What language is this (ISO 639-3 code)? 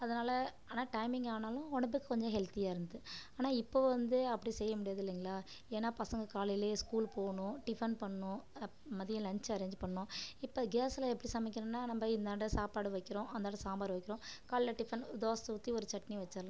tam